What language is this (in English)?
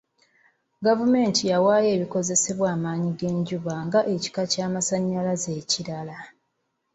Ganda